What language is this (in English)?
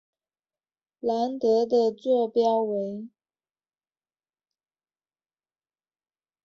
Chinese